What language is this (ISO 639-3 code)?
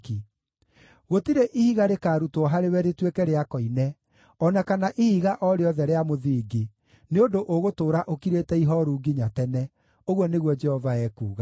kik